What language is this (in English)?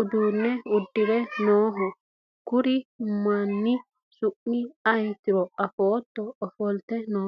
Sidamo